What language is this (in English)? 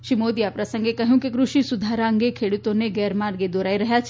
Gujarati